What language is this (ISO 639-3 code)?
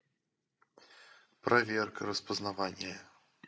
rus